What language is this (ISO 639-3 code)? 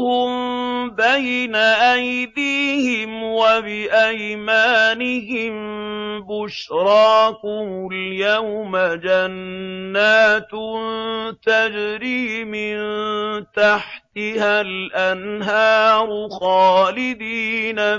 ara